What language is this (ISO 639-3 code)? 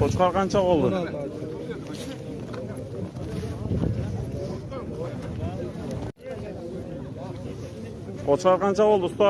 tur